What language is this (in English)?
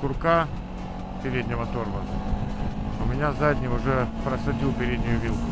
Russian